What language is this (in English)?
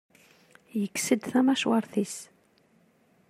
Kabyle